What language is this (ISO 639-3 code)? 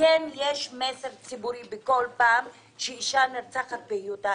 heb